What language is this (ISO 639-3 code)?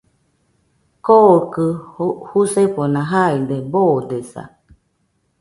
hux